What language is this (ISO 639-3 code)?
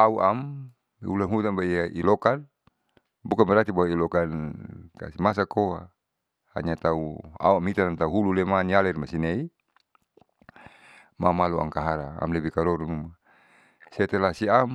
sau